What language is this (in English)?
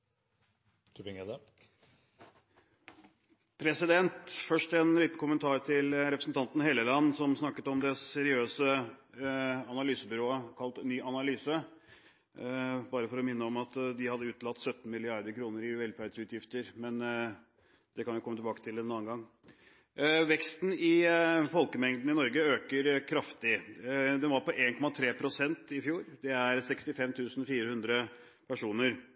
Norwegian